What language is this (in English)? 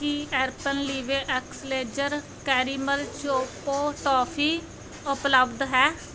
Punjabi